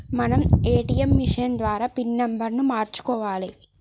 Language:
Telugu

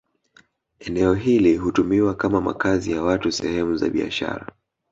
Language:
Swahili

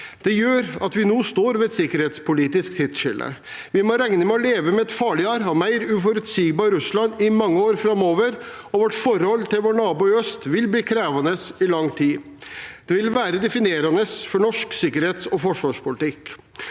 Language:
Norwegian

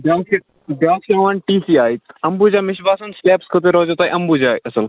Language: Kashmiri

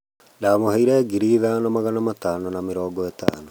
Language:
Kikuyu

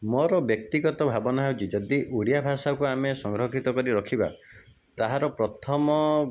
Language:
Odia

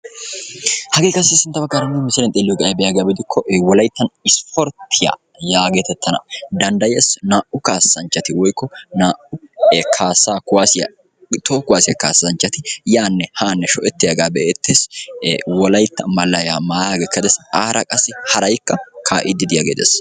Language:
Wolaytta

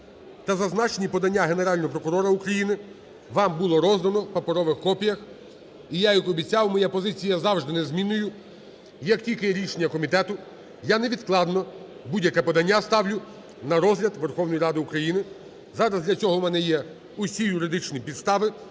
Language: Ukrainian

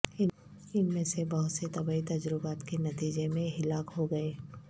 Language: Urdu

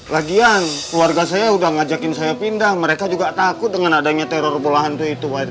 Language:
Indonesian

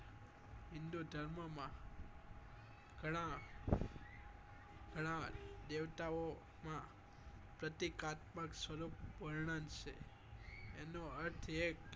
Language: Gujarati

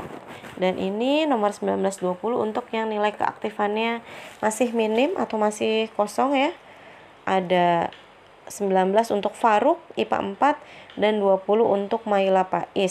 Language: Indonesian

